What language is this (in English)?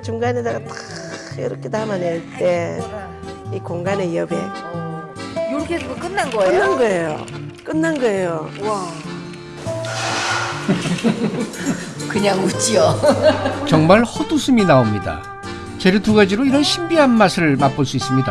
Korean